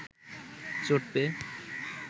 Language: Bangla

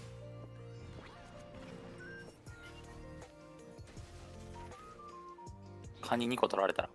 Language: Japanese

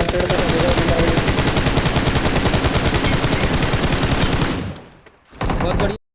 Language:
Hindi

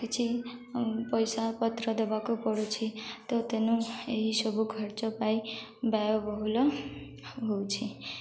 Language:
Odia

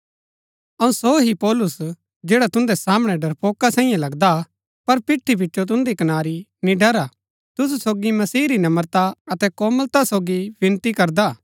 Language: Gaddi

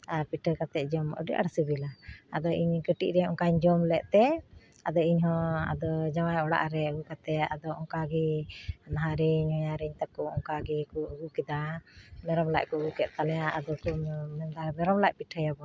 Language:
Santali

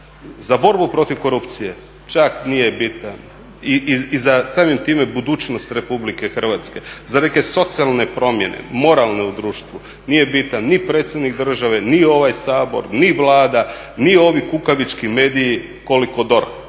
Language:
Croatian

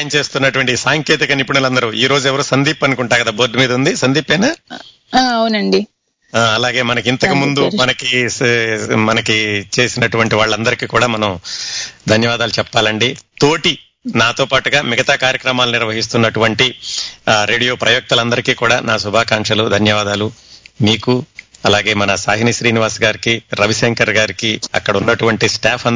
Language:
Telugu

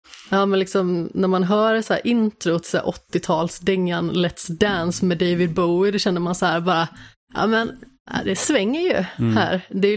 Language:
Swedish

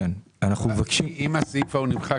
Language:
Hebrew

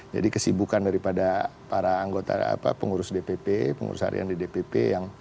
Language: Indonesian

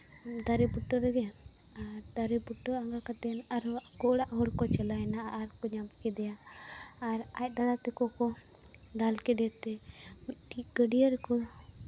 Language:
Santali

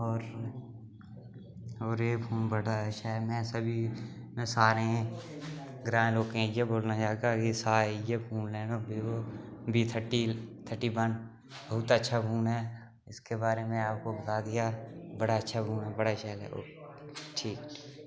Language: Dogri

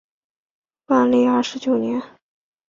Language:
Chinese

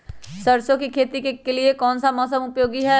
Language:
Magahi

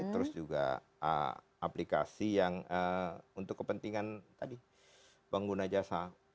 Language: Indonesian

